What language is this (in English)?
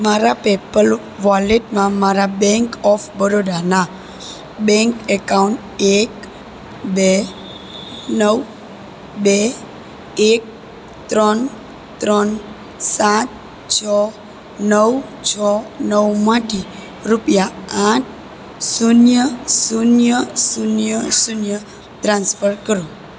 Gujarati